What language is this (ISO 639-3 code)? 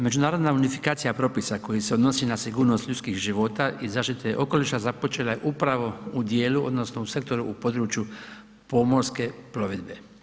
hrv